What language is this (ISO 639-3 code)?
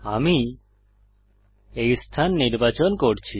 ben